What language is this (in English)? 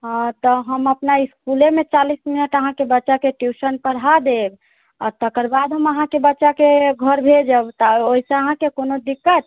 Maithili